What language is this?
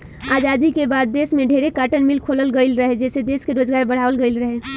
Bhojpuri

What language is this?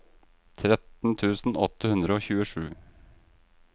Norwegian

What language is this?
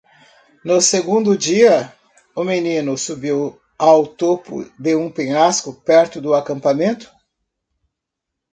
Portuguese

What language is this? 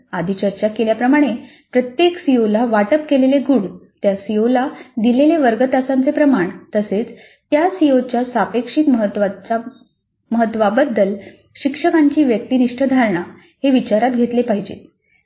Marathi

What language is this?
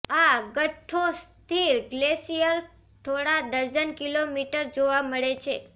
Gujarati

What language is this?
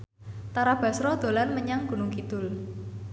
Javanese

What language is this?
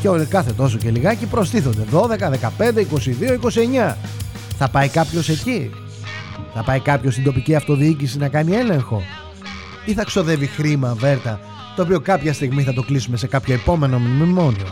Greek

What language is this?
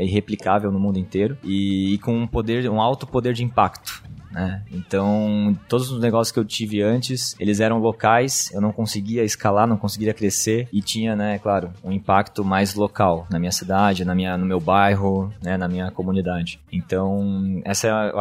Portuguese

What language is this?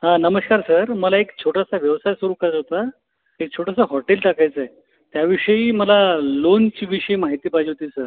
Marathi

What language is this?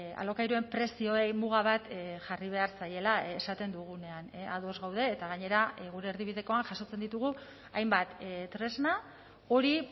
Basque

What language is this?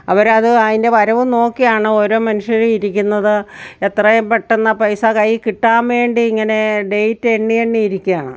Malayalam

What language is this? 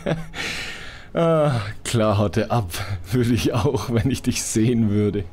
German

